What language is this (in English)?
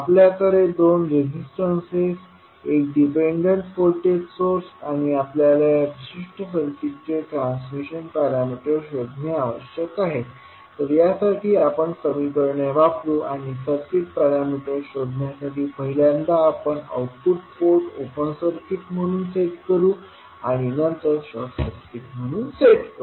Marathi